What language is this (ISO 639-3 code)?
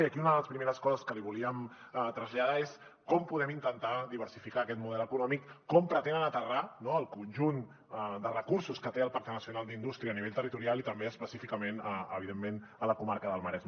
cat